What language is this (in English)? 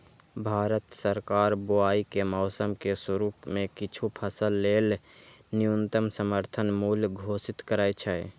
Maithili